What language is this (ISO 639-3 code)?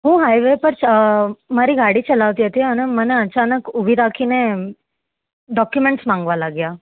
guj